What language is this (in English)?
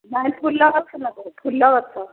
Odia